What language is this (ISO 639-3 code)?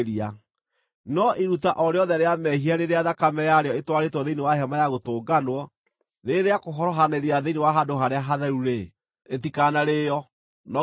kik